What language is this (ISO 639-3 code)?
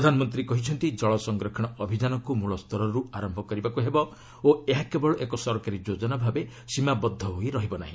ori